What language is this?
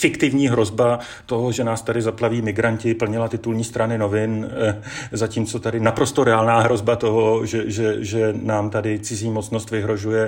Czech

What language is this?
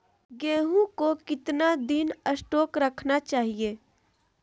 Magahi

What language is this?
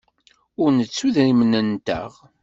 Kabyle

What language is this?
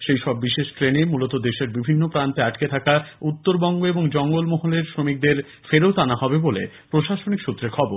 Bangla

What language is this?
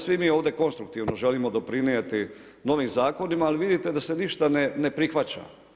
Croatian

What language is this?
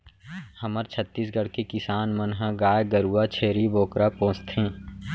Chhattisgarhi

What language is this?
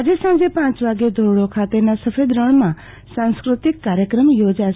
Gujarati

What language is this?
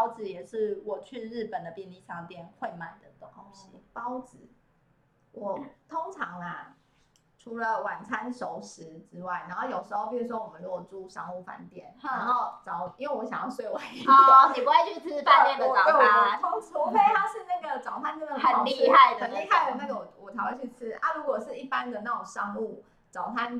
Chinese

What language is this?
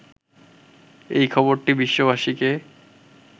Bangla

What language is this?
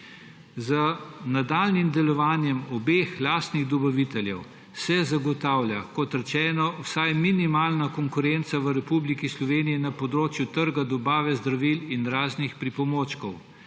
Slovenian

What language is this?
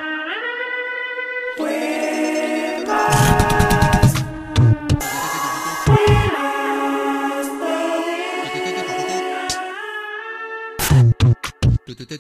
Romanian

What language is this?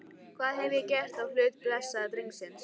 Icelandic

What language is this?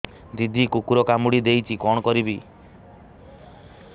Odia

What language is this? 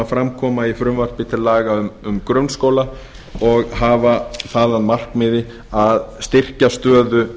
Icelandic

